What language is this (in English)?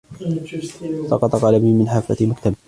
Arabic